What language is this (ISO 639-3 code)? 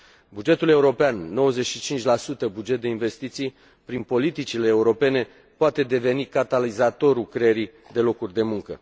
ron